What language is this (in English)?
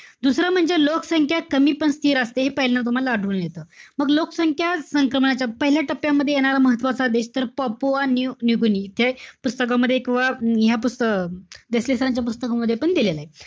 Marathi